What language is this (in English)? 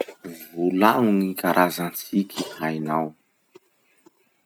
Masikoro Malagasy